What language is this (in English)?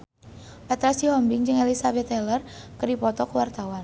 Sundanese